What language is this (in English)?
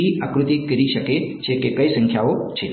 Gujarati